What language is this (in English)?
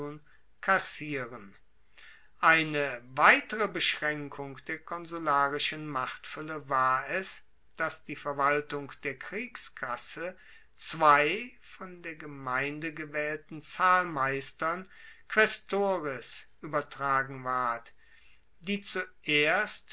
German